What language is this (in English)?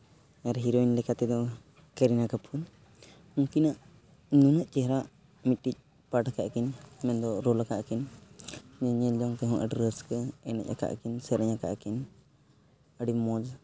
Santali